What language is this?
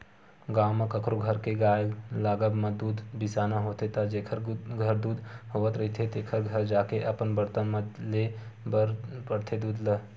Chhattisgarhi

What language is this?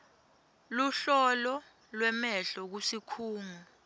Swati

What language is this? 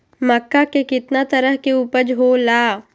Magahi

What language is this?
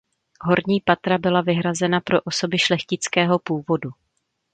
Czech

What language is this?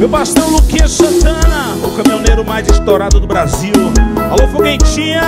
Portuguese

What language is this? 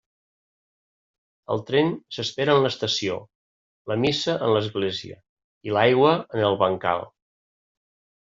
Catalan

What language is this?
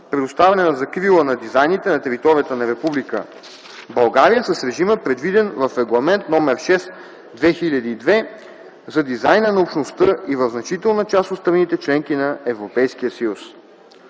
Bulgarian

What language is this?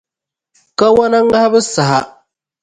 Dagbani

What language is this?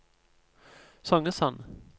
Norwegian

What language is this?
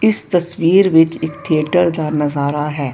Punjabi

